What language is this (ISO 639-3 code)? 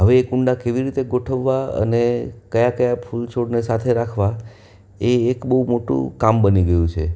guj